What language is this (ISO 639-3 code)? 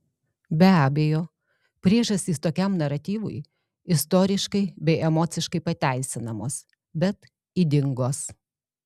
lit